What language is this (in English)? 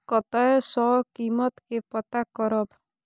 Maithili